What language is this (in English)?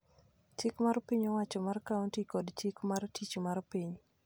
Luo (Kenya and Tanzania)